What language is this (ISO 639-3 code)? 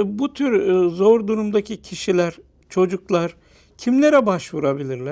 tur